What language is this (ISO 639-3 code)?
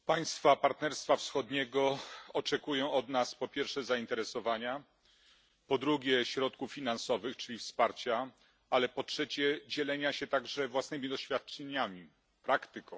pol